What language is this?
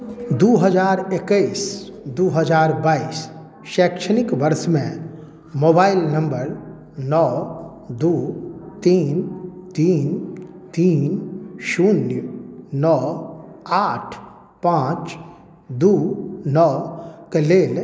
Maithili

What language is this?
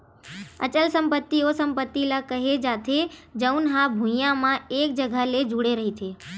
Chhattisgarhi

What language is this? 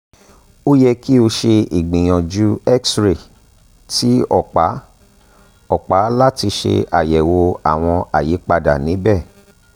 Yoruba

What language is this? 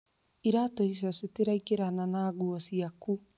Kikuyu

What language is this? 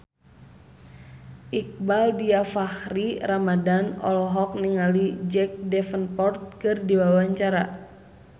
Sundanese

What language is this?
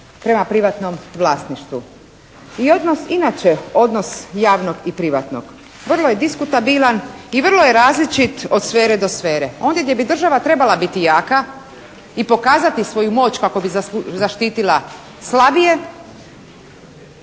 Croatian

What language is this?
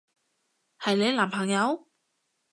Cantonese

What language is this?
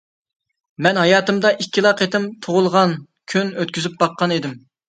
Uyghur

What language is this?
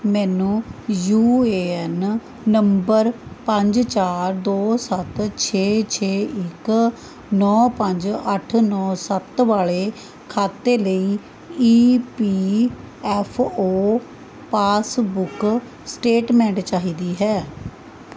Punjabi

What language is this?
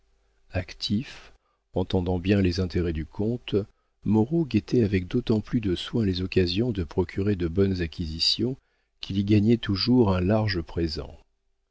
French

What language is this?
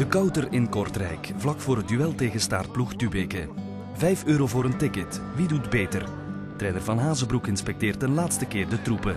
Dutch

